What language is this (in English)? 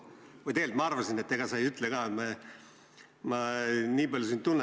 Estonian